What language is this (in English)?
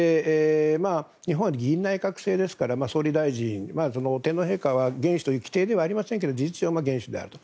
Japanese